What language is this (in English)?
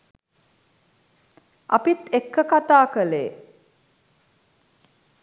Sinhala